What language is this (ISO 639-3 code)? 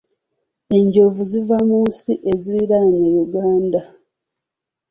lug